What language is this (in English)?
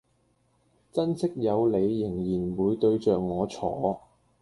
Cantonese